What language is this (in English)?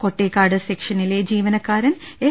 Malayalam